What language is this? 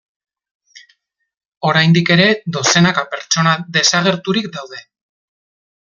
Basque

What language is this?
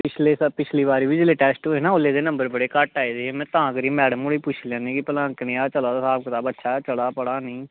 Dogri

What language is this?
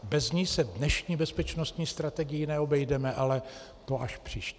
Czech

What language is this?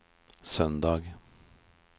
Norwegian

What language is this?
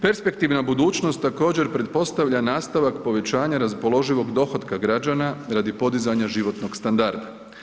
Croatian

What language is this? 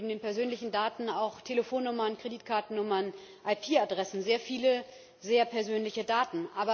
German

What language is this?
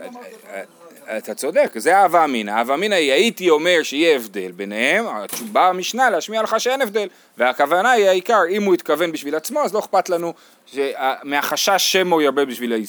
Hebrew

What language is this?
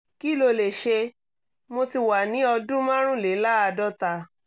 Yoruba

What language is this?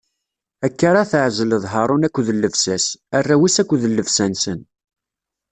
Kabyle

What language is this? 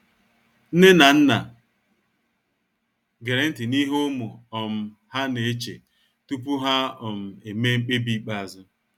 Igbo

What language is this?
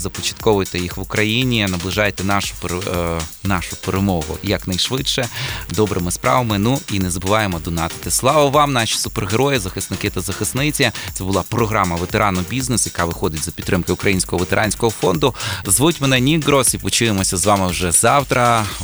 Ukrainian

